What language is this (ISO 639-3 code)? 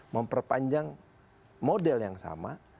ind